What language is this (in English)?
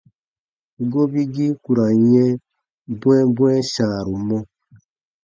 Baatonum